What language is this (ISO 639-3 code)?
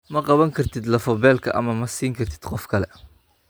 som